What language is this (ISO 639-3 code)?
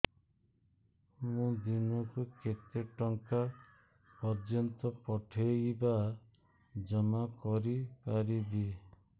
ori